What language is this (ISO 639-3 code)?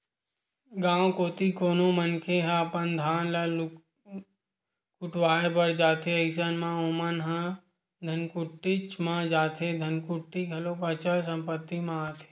hne